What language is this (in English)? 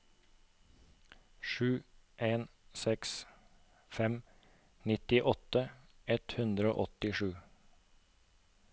Norwegian